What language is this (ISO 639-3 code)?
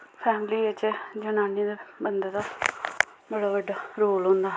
doi